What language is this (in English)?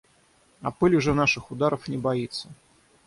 Russian